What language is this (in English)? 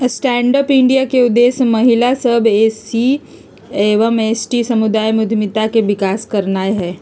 Magahi